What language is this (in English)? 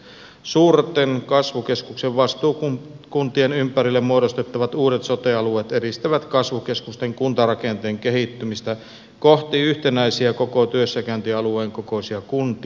Finnish